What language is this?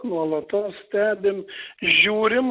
Lithuanian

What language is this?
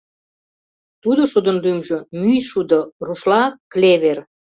Mari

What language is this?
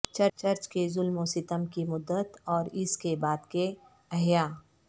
Urdu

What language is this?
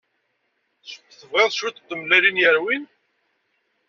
Kabyle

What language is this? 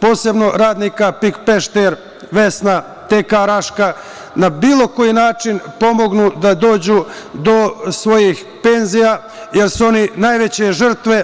Serbian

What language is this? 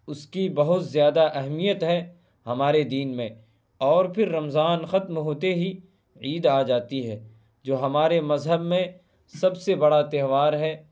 Urdu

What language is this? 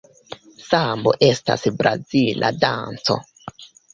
Esperanto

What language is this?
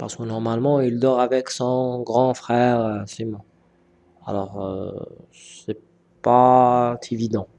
French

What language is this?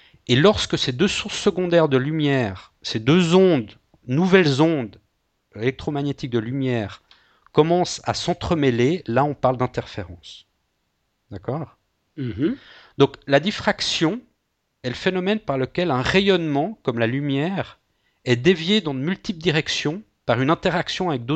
French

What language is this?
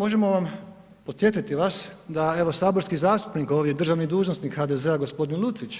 Croatian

